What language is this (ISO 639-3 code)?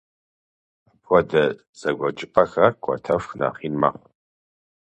kbd